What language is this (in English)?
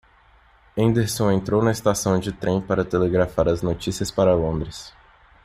Portuguese